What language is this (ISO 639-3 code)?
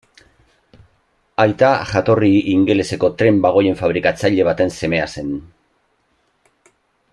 eus